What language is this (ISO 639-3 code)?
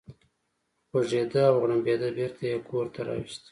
pus